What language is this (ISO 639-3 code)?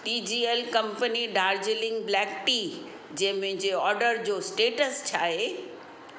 snd